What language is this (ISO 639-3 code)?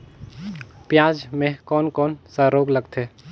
hne